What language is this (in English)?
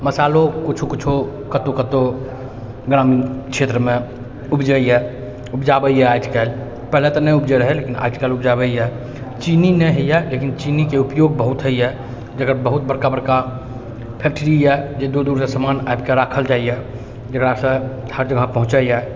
Maithili